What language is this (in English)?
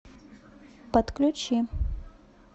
Russian